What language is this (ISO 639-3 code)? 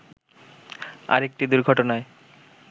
ben